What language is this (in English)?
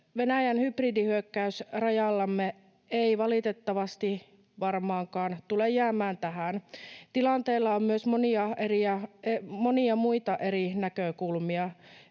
Finnish